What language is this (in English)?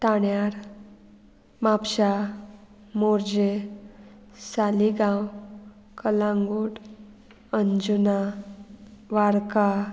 Konkani